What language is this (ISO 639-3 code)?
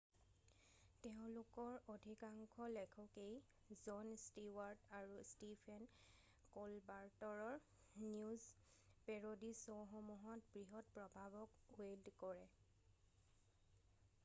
asm